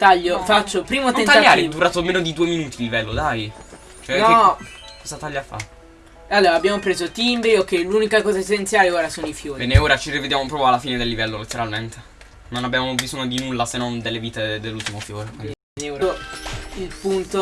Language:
Italian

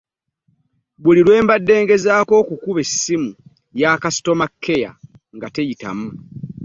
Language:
Ganda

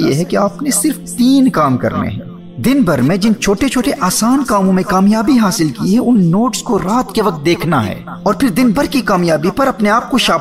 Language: Urdu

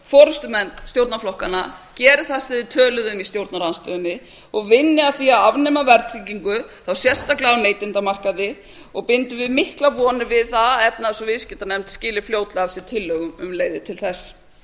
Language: Icelandic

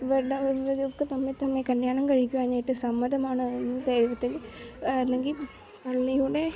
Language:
Malayalam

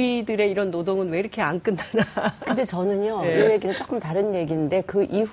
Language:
Korean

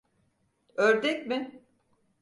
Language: Turkish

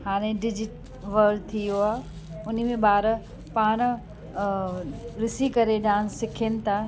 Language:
Sindhi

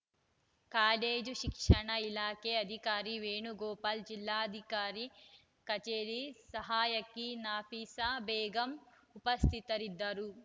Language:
Kannada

